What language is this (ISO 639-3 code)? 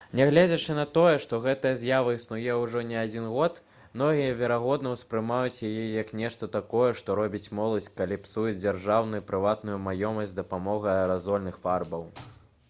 bel